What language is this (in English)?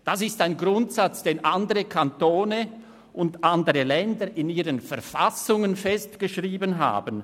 Swiss German